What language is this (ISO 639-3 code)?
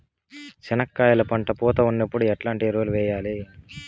tel